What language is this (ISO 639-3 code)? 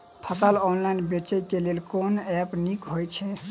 mai